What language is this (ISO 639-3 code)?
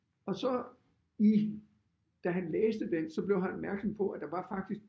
dan